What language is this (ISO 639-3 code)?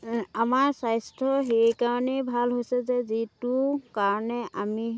asm